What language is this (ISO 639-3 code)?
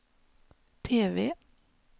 swe